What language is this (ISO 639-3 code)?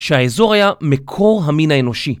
heb